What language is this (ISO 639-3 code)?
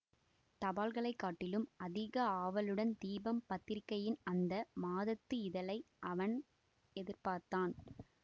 tam